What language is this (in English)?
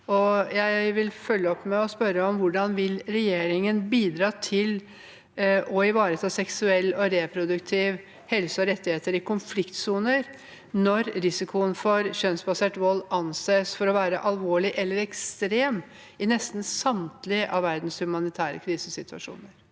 Norwegian